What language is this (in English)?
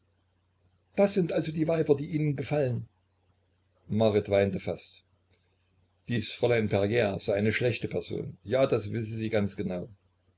German